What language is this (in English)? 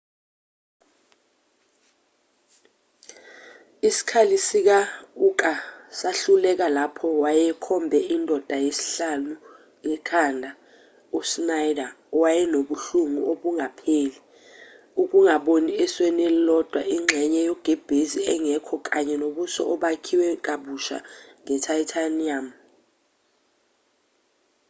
Zulu